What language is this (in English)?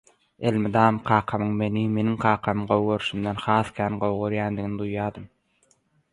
Turkmen